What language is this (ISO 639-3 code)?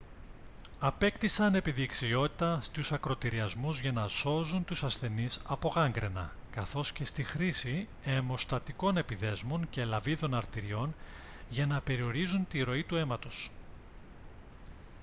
ell